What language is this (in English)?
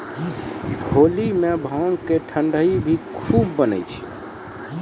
Maithili